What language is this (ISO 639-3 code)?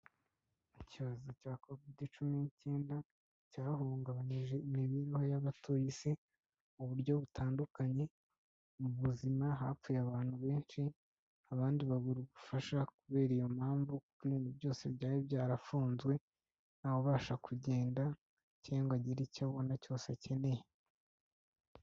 kin